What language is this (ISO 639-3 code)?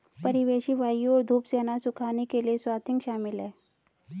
hin